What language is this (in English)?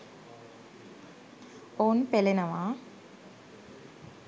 Sinhala